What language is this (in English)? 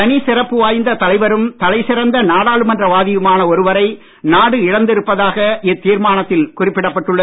Tamil